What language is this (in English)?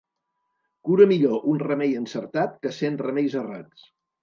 Catalan